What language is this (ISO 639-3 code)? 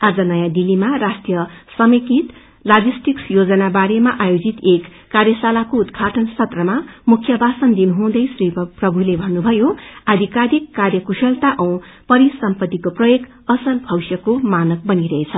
nep